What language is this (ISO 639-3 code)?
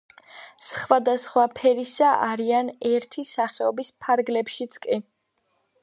kat